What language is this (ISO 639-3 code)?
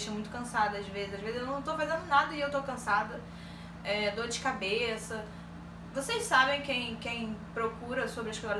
por